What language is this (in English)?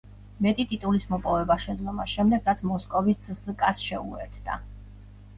Georgian